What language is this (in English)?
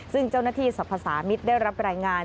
Thai